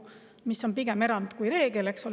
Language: Estonian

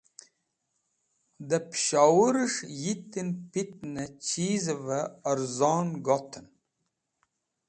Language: Wakhi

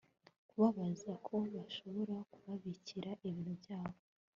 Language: Kinyarwanda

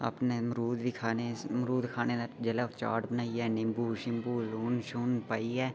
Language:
Dogri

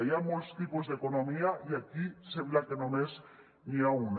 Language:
Catalan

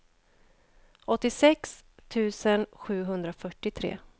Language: Swedish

